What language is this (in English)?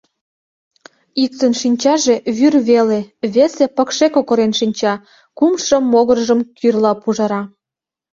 Mari